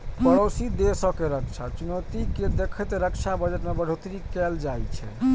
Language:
Maithili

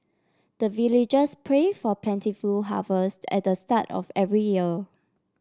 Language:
English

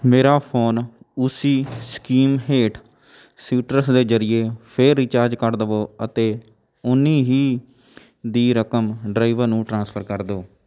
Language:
Punjabi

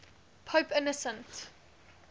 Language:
English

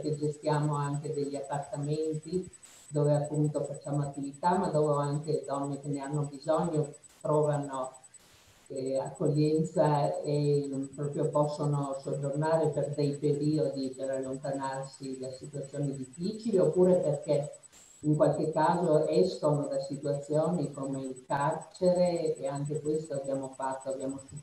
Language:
Italian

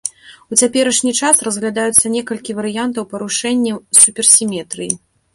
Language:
Belarusian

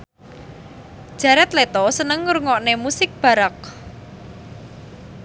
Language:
Javanese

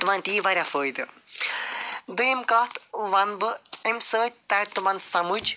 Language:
Kashmiri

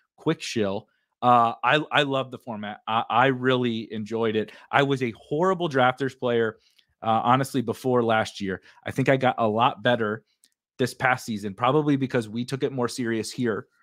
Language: English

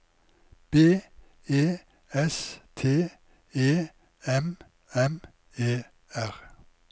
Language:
Norwegian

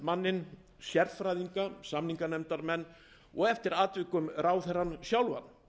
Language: Icelandic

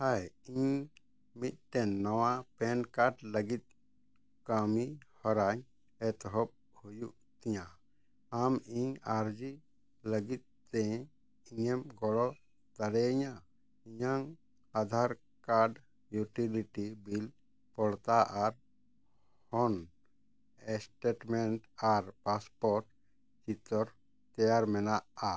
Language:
Santali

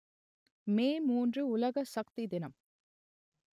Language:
Tamil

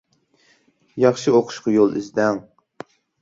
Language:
Uyghur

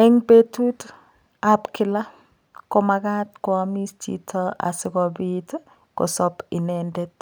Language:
Kalenjin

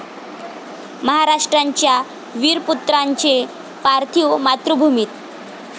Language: Marathi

